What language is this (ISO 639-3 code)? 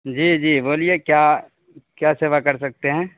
urd